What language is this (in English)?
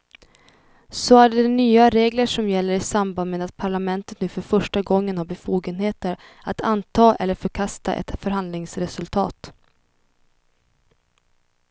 Swedish